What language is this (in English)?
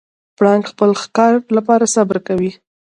Pashto